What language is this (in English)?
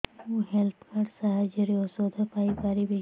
Odia